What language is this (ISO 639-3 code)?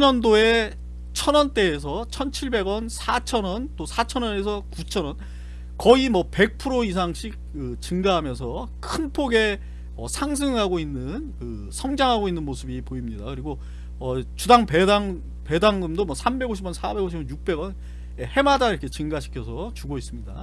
kor